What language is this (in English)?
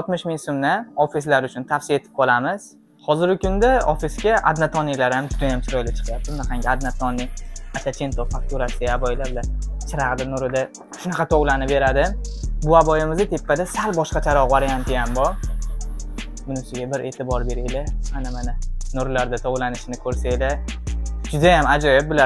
Turkish